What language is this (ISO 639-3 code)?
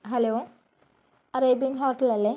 mal